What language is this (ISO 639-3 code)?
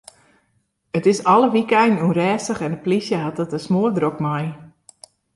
fry